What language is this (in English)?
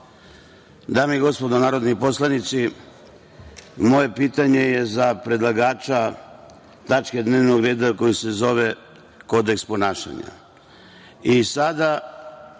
Serbian